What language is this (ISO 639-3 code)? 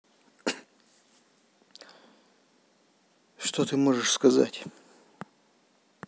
rus